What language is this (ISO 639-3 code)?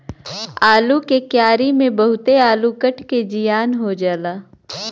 bho